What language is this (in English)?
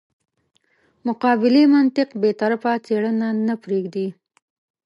Pashto